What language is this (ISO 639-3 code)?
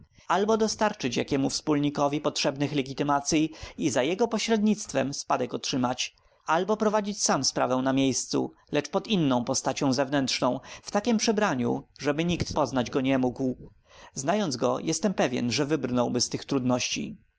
pol